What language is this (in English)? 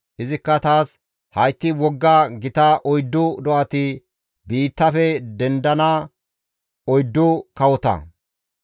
Gamo